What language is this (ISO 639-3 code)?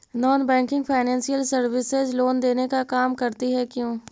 mag